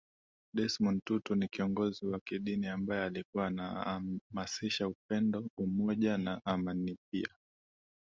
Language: Swahili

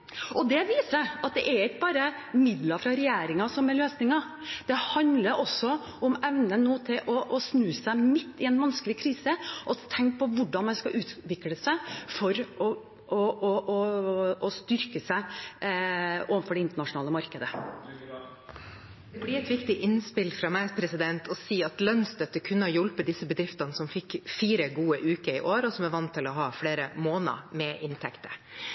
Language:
Norwegian Bokmål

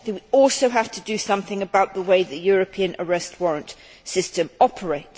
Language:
English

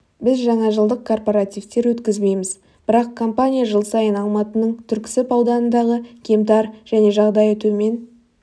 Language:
Kazakh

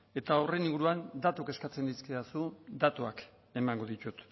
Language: Basque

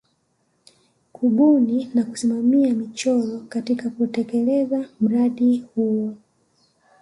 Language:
Swahili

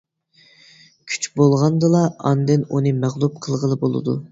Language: Uyghur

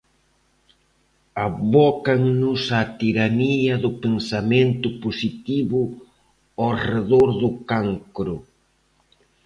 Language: Galician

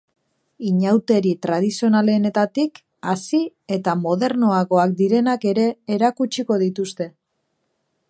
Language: Basque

